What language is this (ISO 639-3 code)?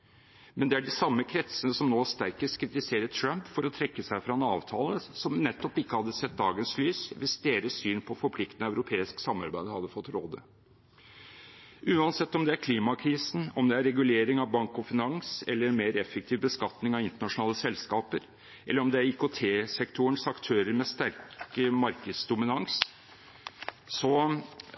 nob